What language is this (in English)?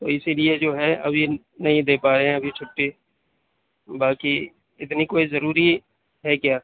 Urdu